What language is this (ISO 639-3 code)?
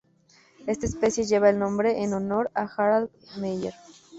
spa